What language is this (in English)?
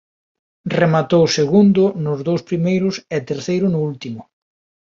Galician